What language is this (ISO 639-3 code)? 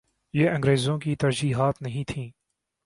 urd